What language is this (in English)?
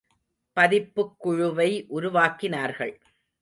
Tamil